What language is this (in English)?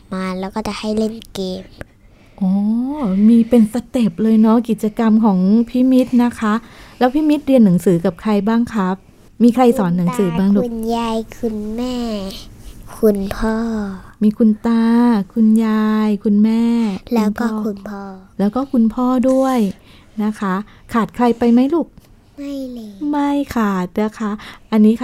Thai